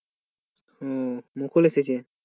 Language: Bangla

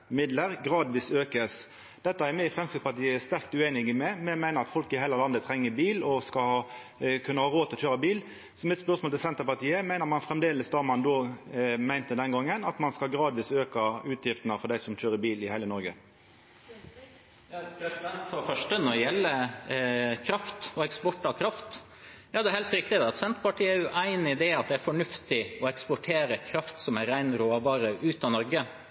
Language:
Norwegian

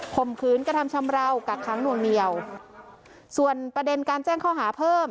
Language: Thai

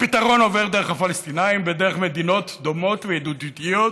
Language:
Hebrew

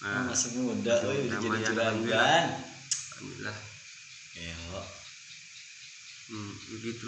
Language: Indonesian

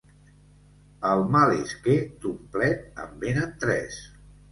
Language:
Catalan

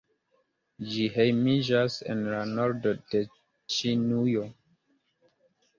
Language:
Esperanto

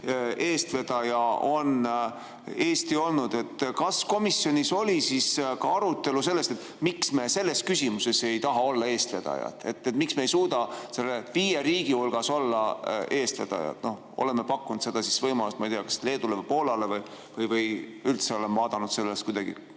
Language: Estonian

